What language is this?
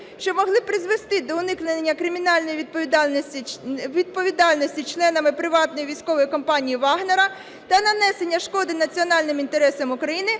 Ukrainian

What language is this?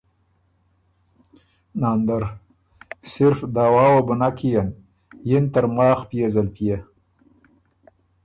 Ormuri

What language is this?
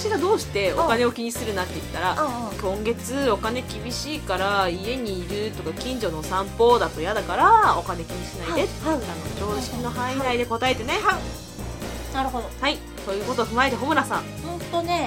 Japanese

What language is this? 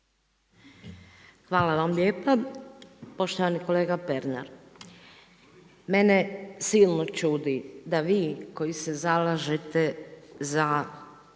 Croatian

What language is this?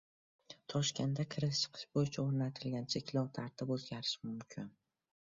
Uzbek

